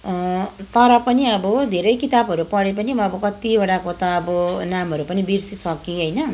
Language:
Nepali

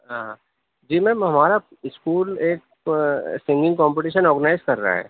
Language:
Urdu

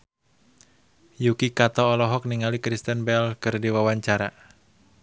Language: Sundanese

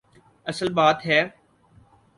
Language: Urdu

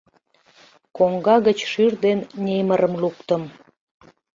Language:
Mari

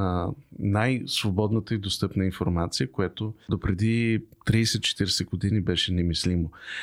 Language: Bulgarian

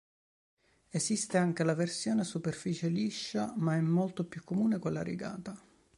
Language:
Italian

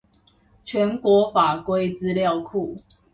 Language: Chinese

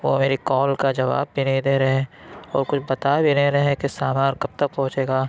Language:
Urdu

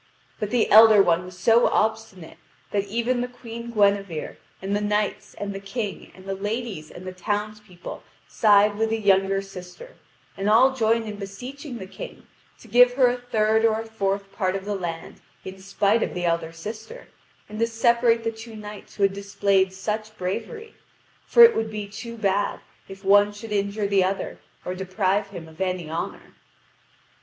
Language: English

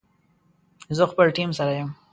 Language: Pashto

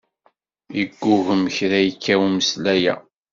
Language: Kabyle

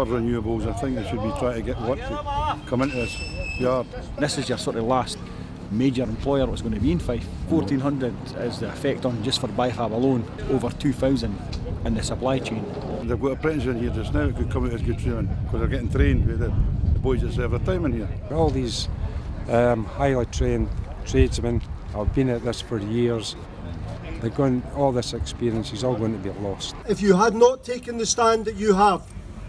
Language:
English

